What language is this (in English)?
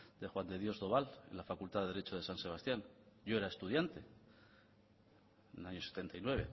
Spanish